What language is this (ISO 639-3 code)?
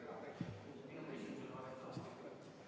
est